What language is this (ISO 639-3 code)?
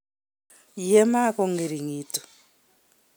kln